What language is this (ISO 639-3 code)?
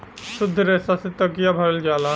bho